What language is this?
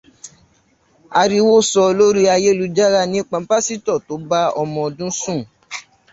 Yoruba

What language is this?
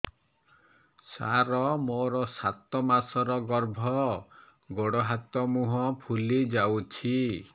Odia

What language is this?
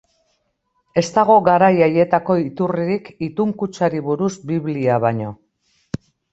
Basque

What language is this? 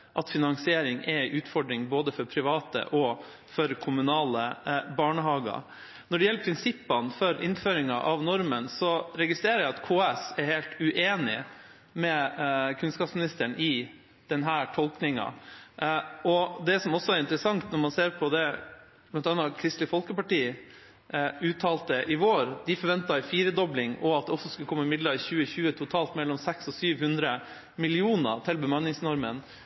Norwegian Bokmål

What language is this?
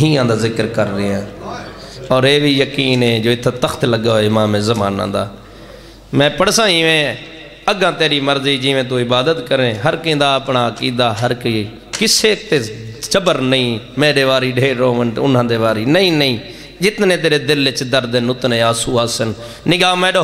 Arabic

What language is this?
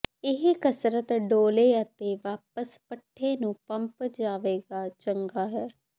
Punjabi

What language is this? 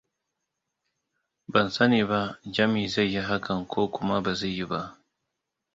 Hausa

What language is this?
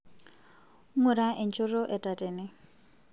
Masai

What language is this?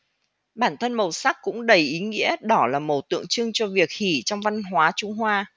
Vietnamese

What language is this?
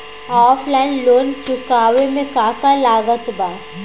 Bhojpuri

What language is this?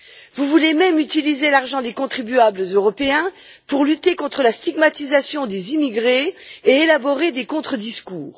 French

